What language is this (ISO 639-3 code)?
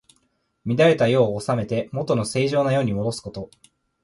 jpn